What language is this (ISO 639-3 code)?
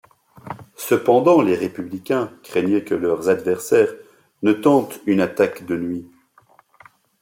fra